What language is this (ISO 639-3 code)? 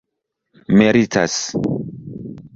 epo